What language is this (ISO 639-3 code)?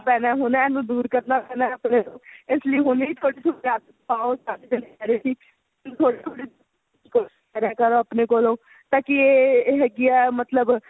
pan